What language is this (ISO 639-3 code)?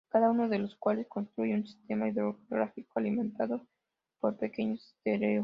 spa